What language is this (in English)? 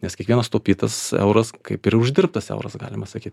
Lithuanian